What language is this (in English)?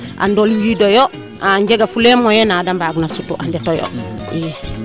Serer